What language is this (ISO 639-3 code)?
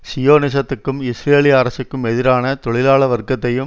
tam